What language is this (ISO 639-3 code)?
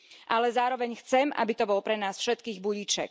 slk